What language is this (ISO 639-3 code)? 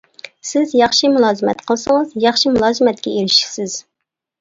uig